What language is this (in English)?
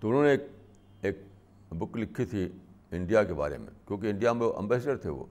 Urdu